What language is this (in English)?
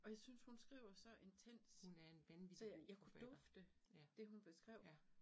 Danish